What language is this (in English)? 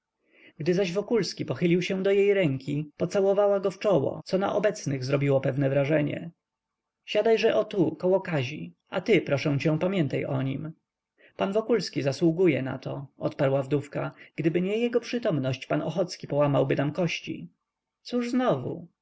Polish